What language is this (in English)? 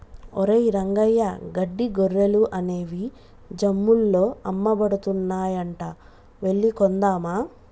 Telugu